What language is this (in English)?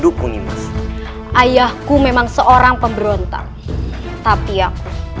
Indonesian